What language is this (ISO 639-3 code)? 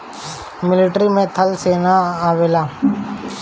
bho